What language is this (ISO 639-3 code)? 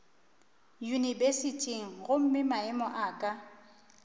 nso